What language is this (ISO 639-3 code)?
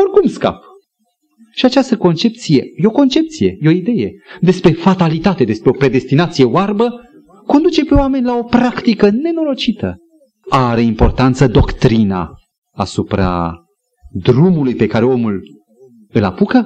ron